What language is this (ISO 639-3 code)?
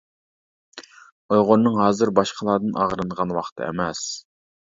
uig